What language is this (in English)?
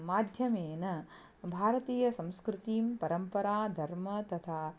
Sanskrit